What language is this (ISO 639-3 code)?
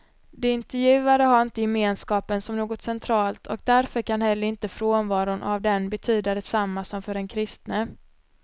swe